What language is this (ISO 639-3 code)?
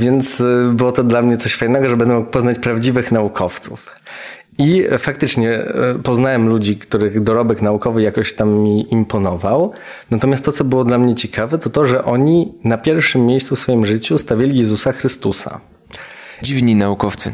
pol